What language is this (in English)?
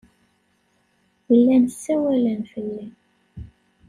Kabyle